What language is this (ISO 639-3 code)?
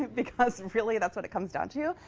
eng